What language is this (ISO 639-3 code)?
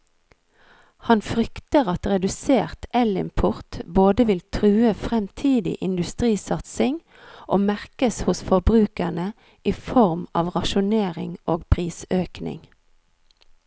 nor